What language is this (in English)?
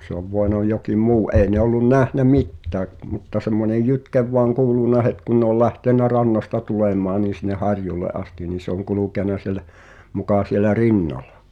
Finnish